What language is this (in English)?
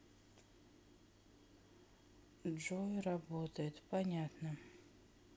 Russian